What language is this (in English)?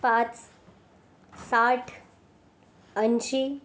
Marathi